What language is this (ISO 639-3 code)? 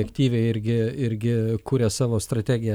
lit